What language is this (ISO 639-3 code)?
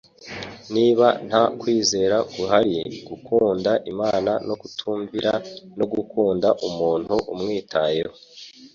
kin